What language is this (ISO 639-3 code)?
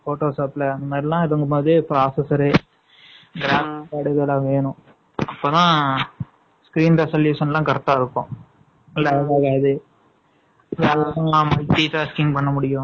tam